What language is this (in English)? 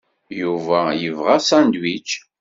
Kabyle